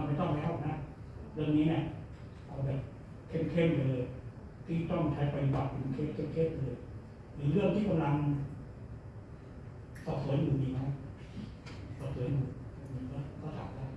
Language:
Thai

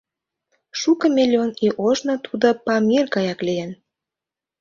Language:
Mari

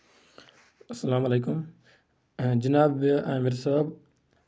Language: Kashmiri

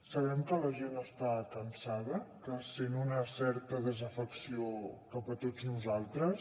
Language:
Catalan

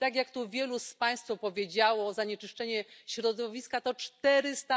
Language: Polish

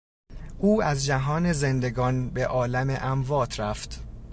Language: Persian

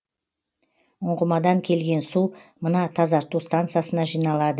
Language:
Kazakh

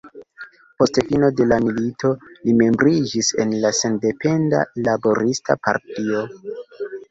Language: Esperanto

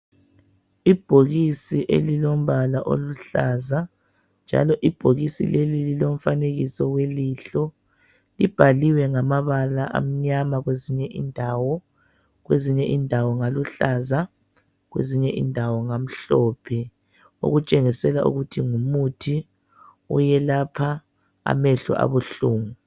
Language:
North Ndebele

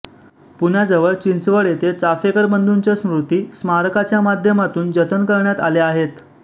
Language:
Marathi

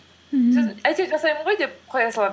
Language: Kazakh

